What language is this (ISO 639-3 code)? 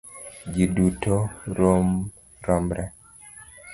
luo